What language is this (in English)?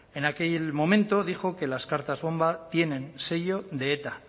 Spanish